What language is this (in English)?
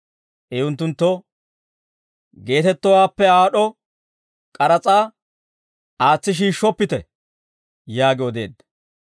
Dawro